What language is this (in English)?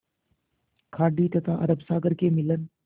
Hindi